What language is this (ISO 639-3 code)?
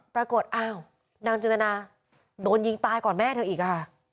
tha